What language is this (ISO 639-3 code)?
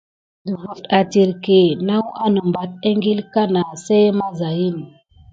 gid